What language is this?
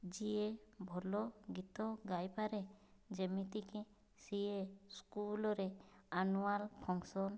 Odia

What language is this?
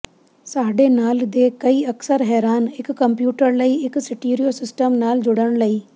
Punjabi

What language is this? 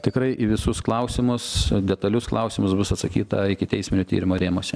Lithuanian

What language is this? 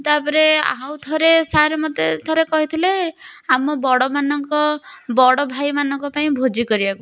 Odia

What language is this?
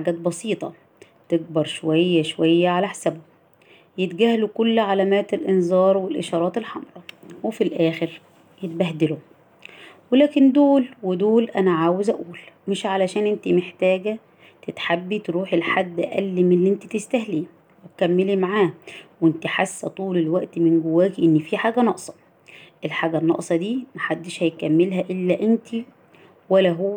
Arabic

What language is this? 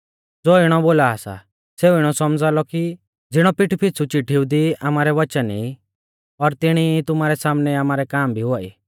Mahasu Pahari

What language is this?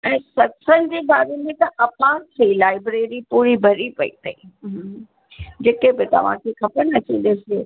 Sindhi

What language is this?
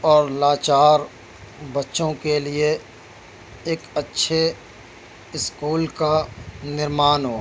Urdu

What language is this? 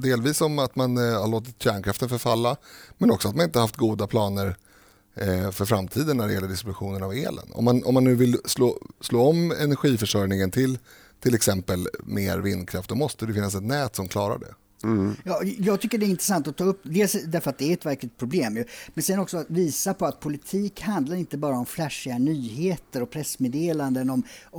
Swedish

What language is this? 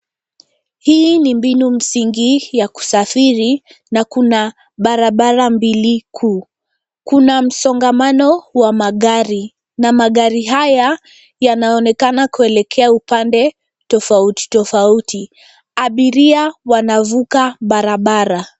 Swahili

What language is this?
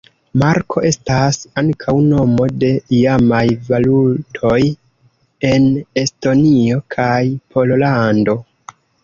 Esperanto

